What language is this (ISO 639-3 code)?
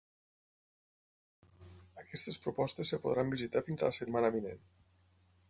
cat